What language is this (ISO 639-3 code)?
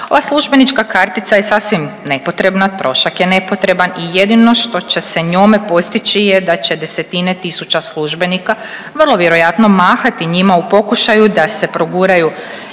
hrv